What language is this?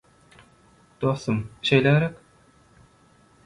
Turkmen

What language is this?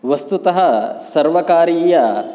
Sanskrit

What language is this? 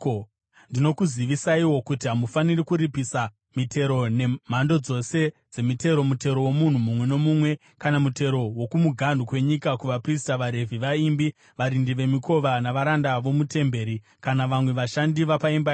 Shona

